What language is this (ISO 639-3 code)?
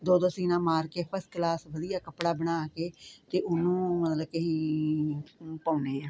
pan